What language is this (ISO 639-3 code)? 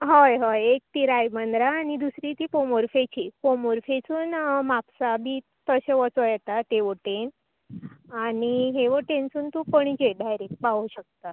kok